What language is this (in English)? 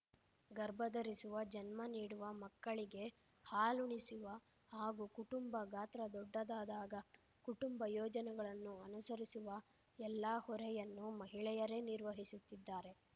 Kannada